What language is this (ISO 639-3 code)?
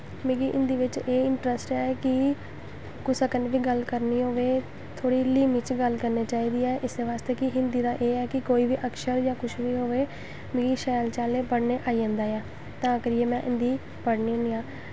doi